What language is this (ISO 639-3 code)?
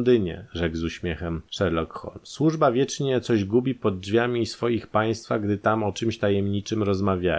pol